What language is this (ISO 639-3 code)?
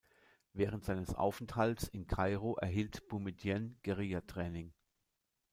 deu